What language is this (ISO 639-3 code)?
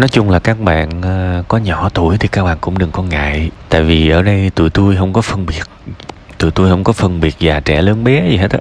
vie